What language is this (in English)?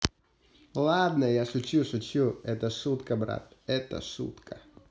Russian